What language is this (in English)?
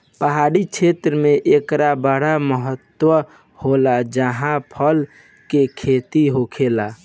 Bhojpuri